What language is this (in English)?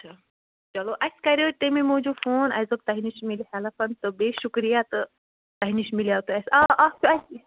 Kashmiri